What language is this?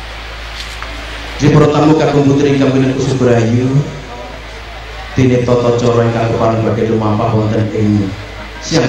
Indonesian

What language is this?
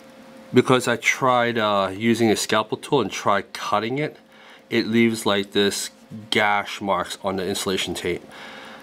English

